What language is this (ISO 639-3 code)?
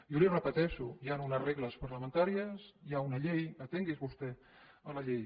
cat